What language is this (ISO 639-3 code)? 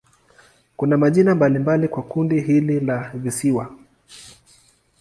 swa